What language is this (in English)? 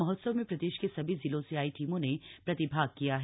Hindi